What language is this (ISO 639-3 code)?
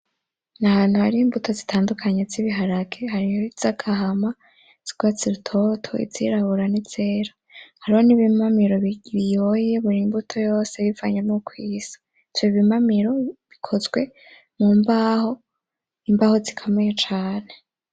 run